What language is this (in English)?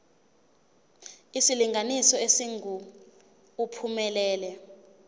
Zulu